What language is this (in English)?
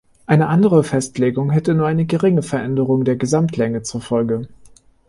German